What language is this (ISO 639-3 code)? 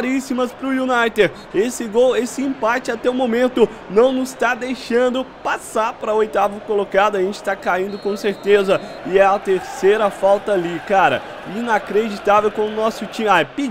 por